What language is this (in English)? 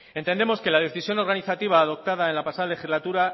Spanish